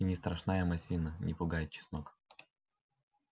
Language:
Russian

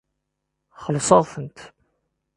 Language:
Kabyle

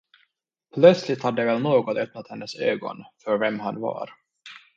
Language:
Swedish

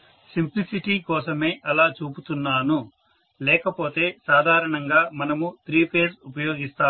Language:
Telugu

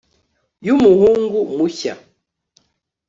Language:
Kinyarwanda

